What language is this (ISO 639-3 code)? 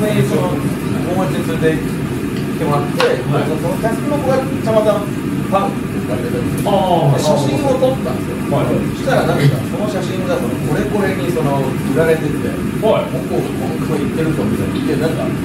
jpn